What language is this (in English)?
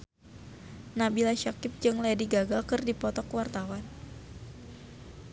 Sundanese